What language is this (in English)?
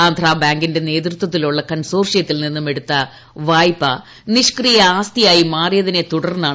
Malayalam